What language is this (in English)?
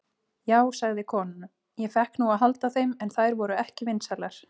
Icelandic